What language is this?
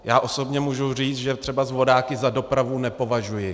Czech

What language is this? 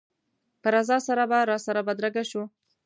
Pashto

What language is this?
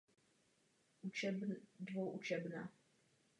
Czech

